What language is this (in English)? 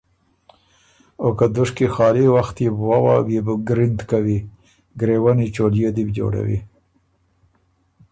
Ormuri